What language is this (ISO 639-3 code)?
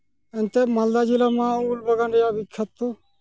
sat